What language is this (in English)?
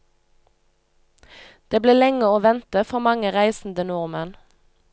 Norwegian